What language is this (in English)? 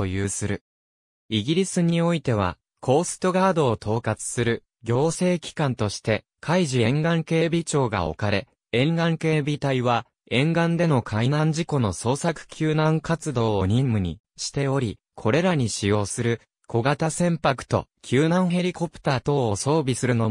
Japanese